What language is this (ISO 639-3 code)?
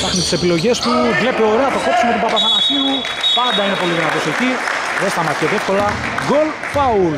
ell